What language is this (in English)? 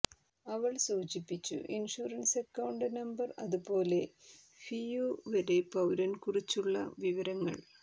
Malayalam